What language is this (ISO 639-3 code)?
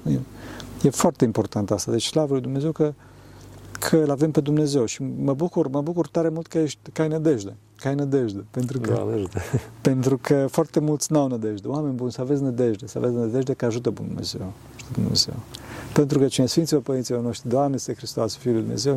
ron